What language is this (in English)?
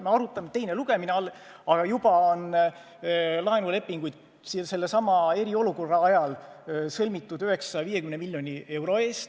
Estonian